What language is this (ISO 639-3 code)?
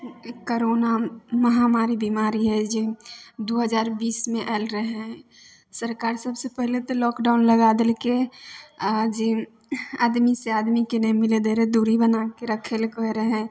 mai